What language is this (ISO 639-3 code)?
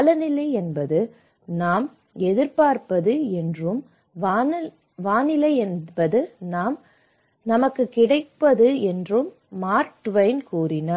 tam